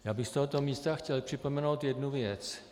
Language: Czech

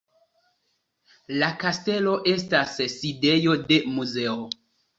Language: Esperanto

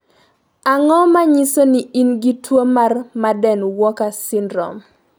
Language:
Luo (Kenya and Tanzania)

